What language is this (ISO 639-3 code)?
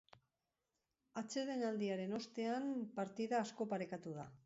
eus